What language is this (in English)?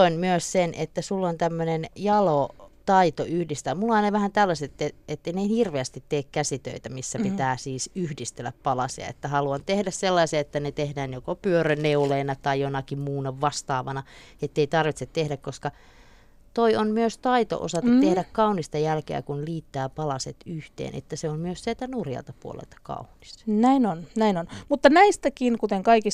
Finnish